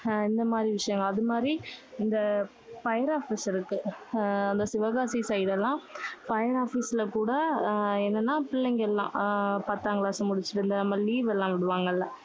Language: Tamil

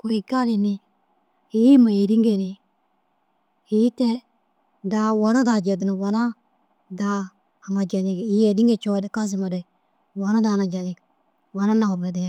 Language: Dazaga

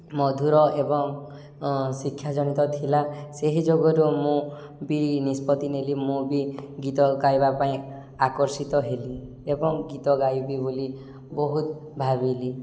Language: Odia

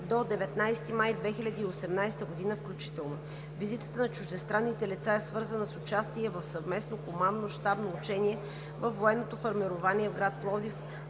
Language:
Bulgarian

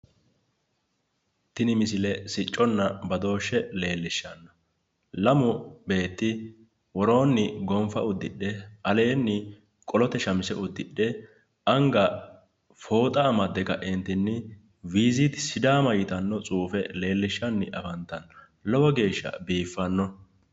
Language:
Sidamo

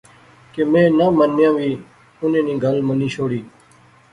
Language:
Pahari-Potwari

